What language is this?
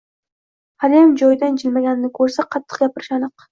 Uzbek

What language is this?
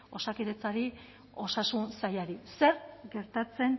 Basque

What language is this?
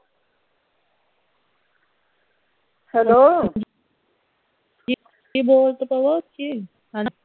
Punjabi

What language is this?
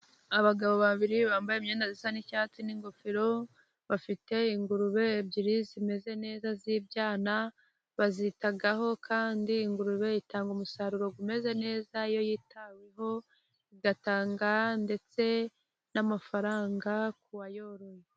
Kinyarwanda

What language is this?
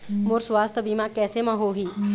Chhattisgarhi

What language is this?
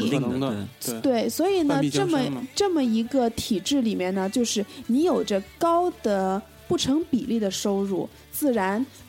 Chinese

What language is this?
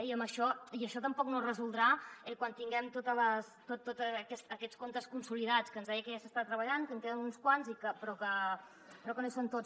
Catalan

